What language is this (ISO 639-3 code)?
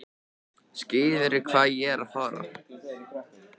isl